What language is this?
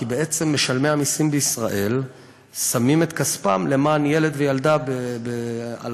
Hebrew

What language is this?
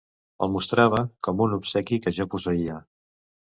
Catalan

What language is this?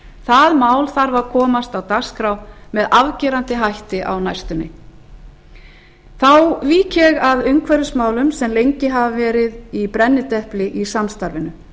Icelandic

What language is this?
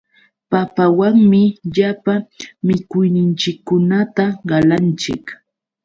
Yauyos Quechua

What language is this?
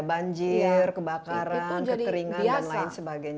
Indonesian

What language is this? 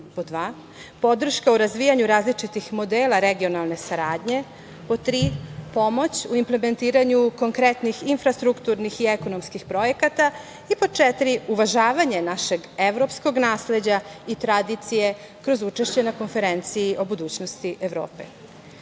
Serbian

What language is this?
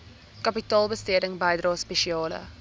Afrikaans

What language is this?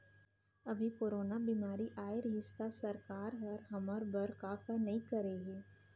Chhattisgarhi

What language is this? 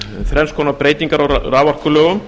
Icelandic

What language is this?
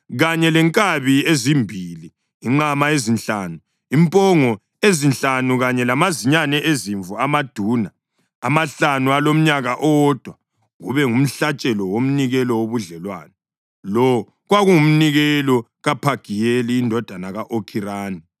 North Ndebele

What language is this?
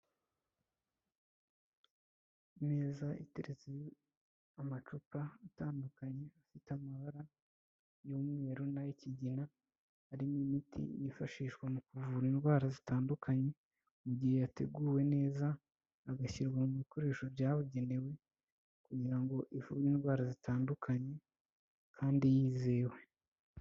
Kinyarwanda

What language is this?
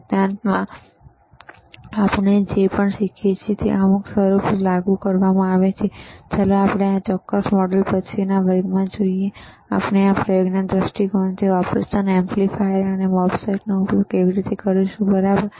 Gujarati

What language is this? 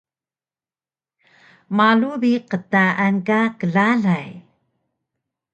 Taroko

